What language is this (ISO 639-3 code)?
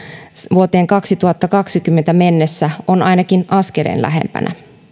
fin